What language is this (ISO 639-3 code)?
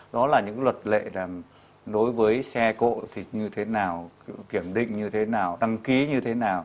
vie